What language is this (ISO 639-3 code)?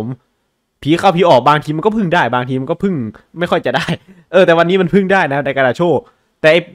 tha